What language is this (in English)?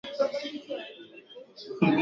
Swahili